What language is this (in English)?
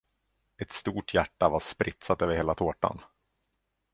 Swedish